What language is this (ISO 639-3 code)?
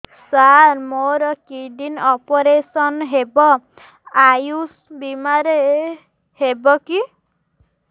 ori